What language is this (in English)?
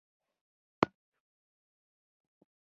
Pashto